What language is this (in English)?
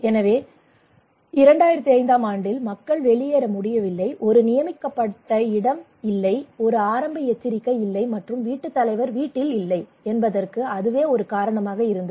Tamil